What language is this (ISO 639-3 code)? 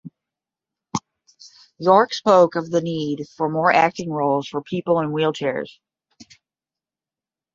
eng